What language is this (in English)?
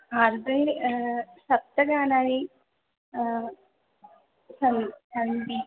Sanskrit